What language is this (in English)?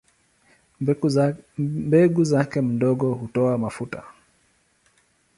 Swahili